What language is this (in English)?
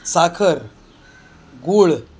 Marathi